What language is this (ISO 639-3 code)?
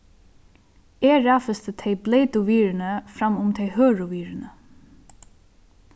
fao